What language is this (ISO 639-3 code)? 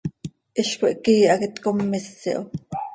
sei